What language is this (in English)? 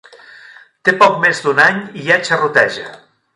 Catalan